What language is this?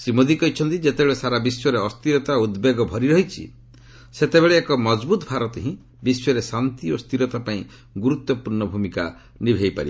Odia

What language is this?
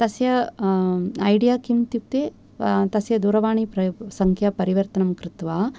Sanskrit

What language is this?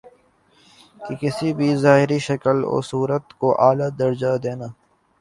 Urdu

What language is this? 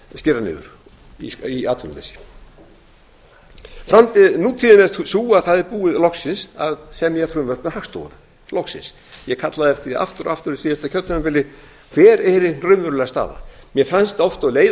Icelandic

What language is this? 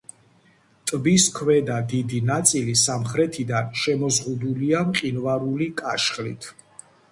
Georgian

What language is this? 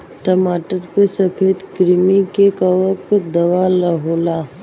Bhojpuri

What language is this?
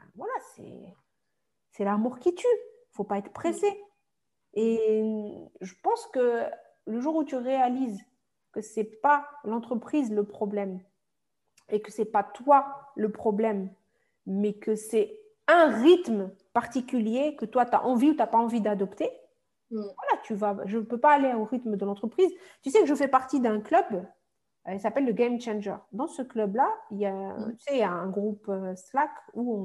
French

